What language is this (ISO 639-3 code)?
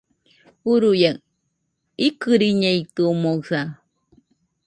hux